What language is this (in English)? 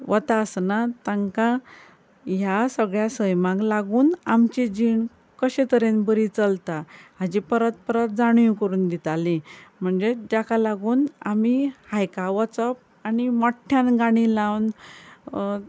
Konkani